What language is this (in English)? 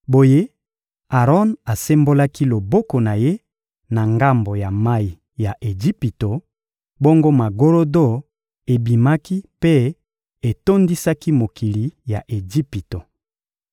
Lingala